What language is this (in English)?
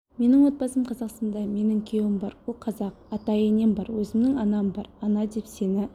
Kazakh